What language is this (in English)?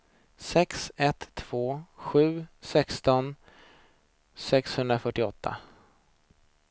Swedish